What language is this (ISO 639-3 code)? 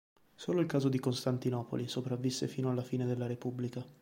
ita